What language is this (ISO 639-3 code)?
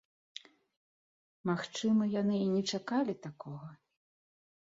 bel